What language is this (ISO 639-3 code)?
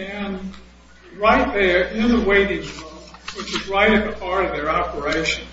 eng